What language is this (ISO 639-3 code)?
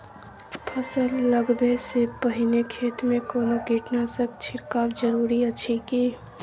mai